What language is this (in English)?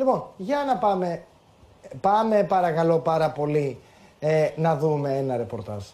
Greek